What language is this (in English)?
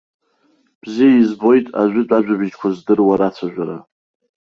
Abkhazian